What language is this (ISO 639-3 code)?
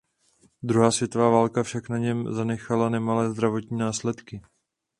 ces